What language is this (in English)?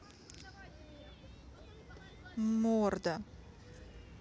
Russian